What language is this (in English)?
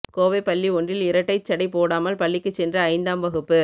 Tamil